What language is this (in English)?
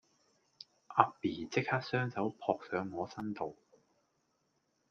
Cantonese